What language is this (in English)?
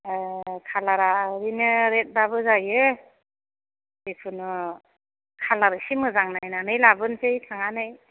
Bodo